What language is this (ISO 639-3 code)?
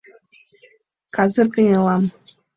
chm